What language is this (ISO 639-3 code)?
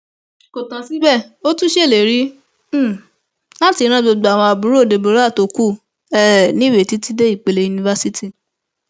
yor